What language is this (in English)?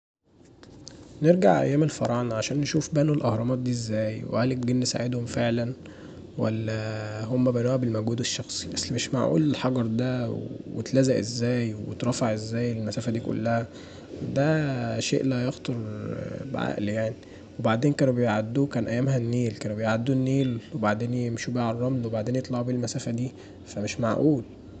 Egyptian Arabic